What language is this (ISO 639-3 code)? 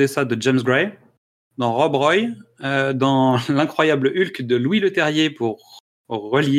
fra